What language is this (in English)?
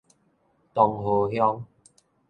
Min Nan Chinese